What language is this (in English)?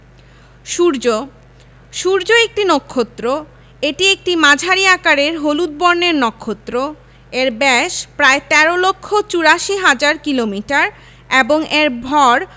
Bangla